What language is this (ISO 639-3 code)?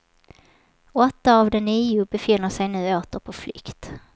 swe